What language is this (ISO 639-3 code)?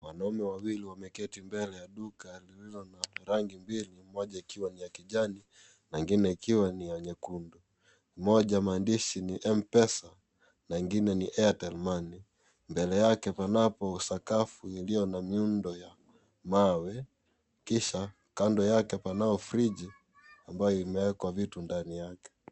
swa